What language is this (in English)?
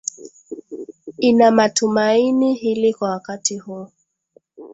Swahili